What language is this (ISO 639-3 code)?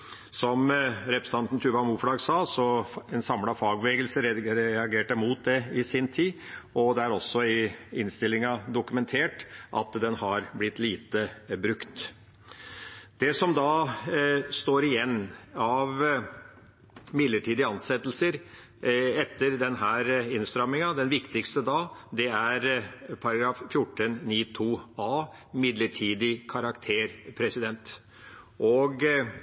nob